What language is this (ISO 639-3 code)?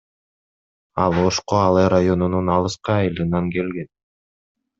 kir